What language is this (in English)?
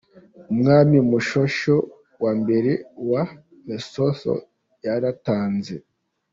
Kinyarwanda